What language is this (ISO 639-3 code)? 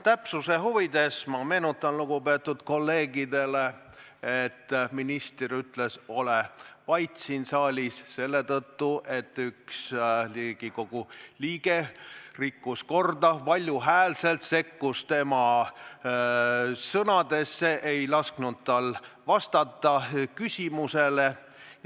est